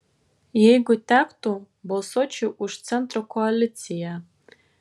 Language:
Lithuanian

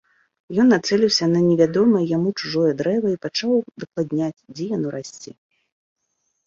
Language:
Belarusian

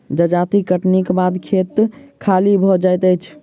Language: Maithili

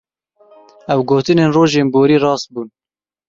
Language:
Kurdish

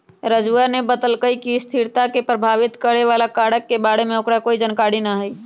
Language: Magahi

